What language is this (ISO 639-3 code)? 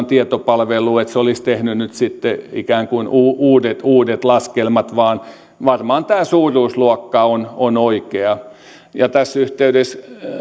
fin